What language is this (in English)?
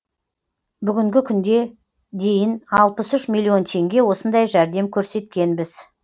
Kazakh